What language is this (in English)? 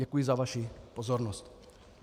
Czech